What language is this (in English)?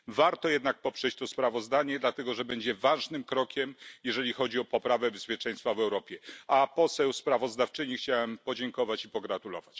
Polish